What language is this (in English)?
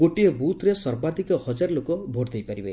Odia